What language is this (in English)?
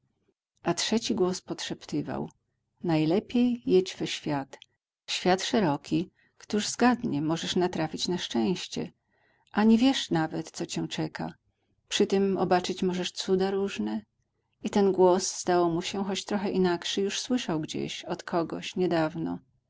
Polish